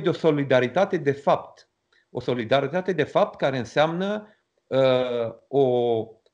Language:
Romanian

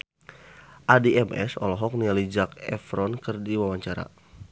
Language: Sundanese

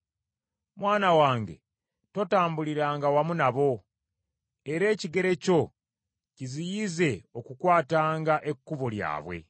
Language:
Ganda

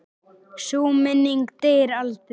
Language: Icelandic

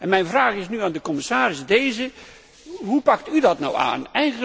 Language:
Dutch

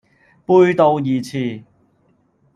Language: Cantonese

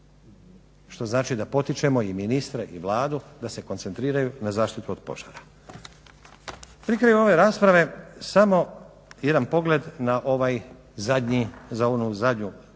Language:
Croatian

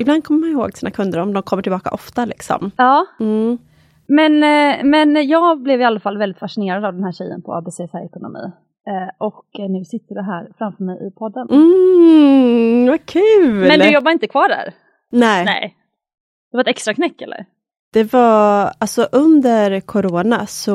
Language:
Swedish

